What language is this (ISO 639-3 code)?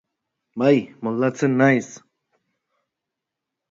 eus